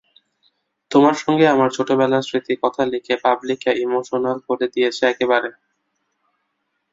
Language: Bangla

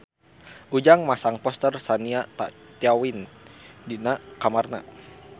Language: Sundanese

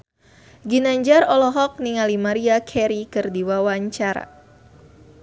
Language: Sundanese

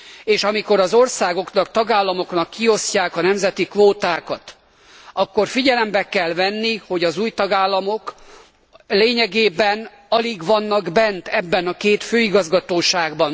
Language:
Hungarian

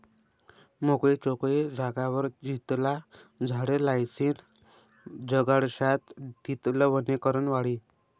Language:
Marathi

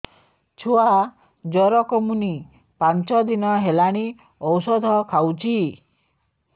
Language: Odia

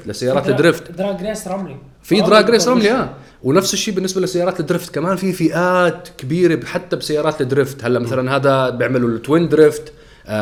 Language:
Arabic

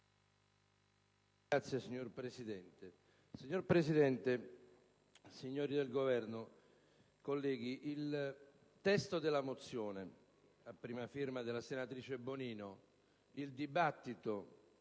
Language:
Italian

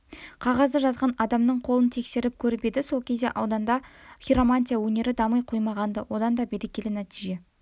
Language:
Kazakh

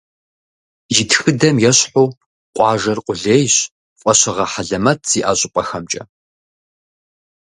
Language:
Kabardian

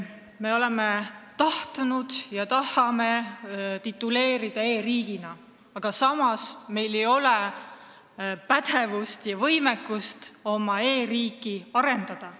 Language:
Estonian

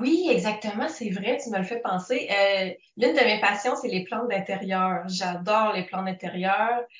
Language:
French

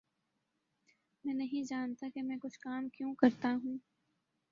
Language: Urdu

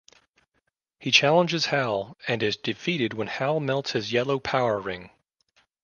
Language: English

